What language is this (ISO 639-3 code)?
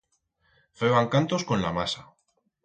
arg